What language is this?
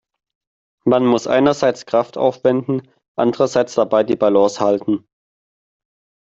German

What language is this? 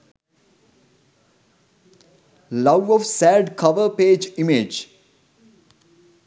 Sinhala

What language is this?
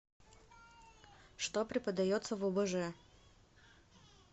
Russian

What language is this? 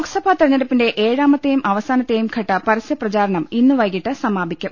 Malayalam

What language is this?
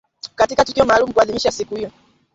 Swahili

